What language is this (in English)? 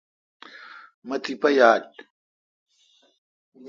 Kalkoti